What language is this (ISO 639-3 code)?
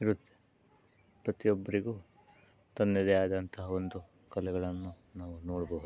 kan